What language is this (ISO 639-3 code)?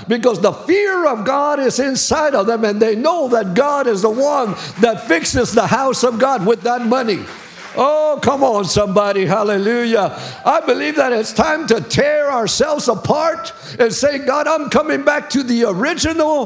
eng